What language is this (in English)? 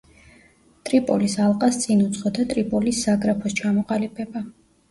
Georgian